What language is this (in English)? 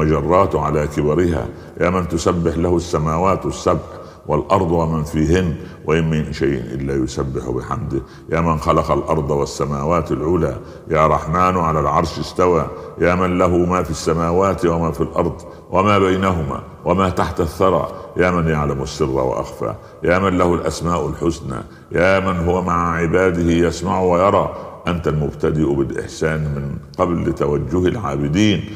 Arabic